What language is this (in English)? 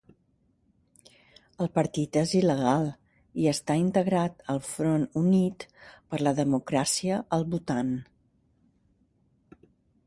Catalan